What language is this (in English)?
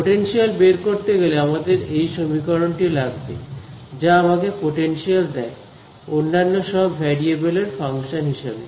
Bangla